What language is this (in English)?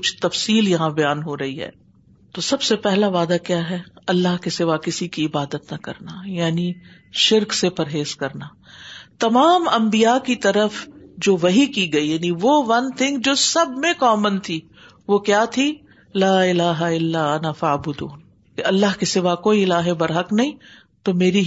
Urdu